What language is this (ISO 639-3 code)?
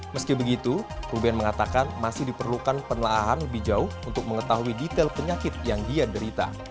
ind